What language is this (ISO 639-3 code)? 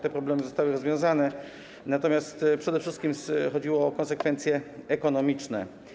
pol